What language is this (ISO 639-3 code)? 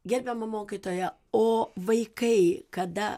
lit